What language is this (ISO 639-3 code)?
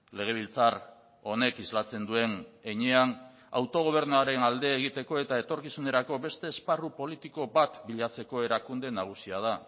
eus